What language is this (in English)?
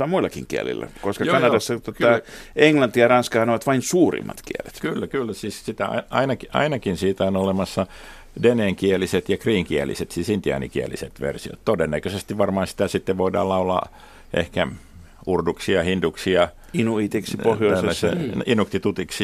Finnish